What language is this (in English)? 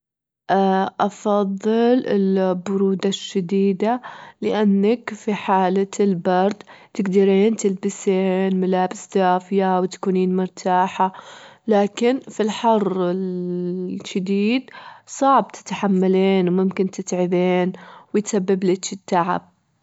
Gulf Arabic